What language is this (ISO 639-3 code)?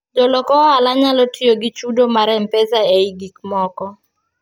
luo